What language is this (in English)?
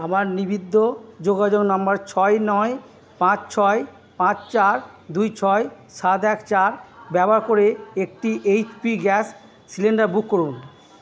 Bangla